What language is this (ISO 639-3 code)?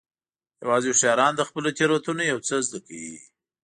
pus